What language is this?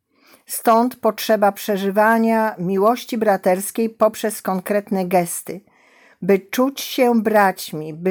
Polish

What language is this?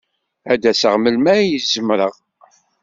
Kabyle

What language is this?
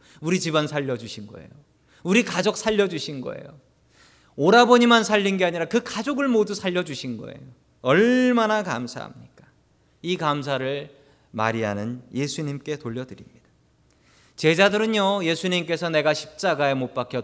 Korean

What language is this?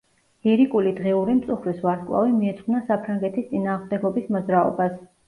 Georgian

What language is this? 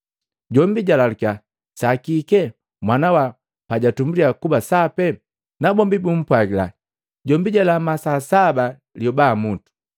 Matengo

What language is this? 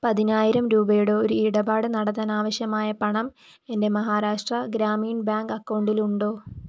Malayalam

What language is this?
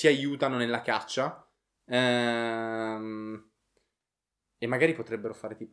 Italian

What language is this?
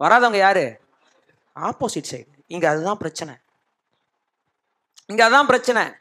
Tamil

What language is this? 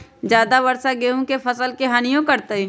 Magahi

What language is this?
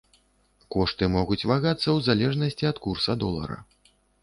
Belarusian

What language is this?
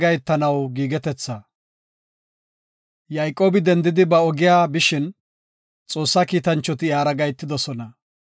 Gofa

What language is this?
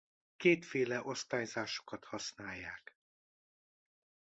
Hungarian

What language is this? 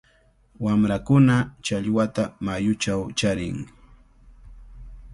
Cajatambo North Lima Quechua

